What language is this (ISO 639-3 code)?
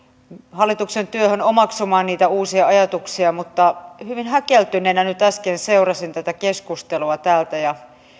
fin